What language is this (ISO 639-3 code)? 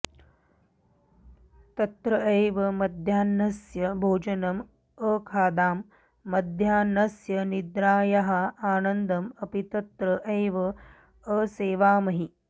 san